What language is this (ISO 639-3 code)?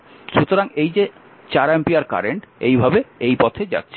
ben